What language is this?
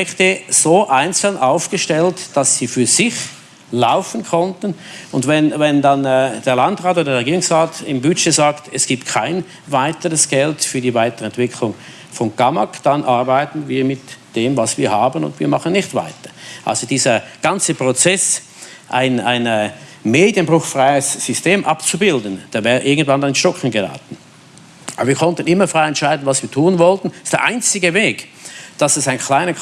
German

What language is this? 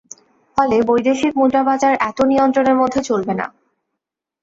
Bangla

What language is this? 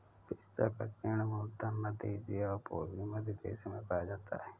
Hindi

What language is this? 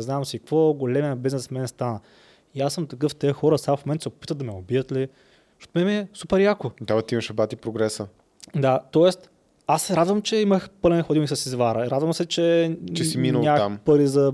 Bulgarian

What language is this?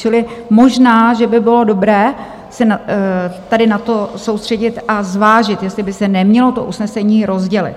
Czech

